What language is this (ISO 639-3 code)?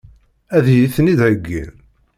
kab